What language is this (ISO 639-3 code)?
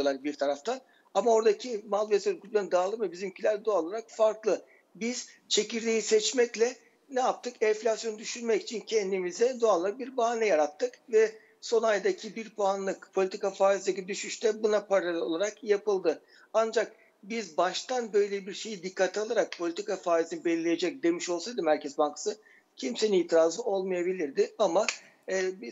tur